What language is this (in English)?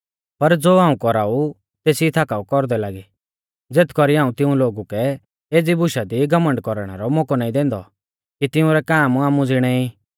Mahasu Pahari